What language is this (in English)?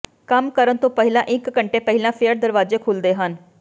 Punjabi